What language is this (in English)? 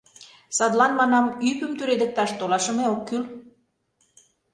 Mari